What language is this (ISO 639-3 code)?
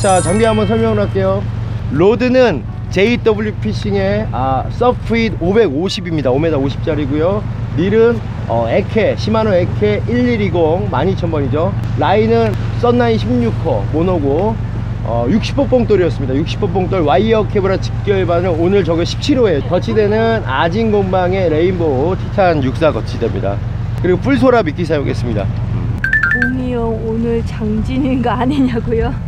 kor